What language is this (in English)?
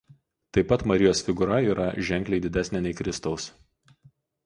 Lithuanian